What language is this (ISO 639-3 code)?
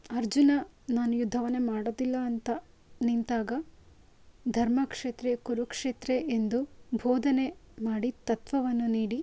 kan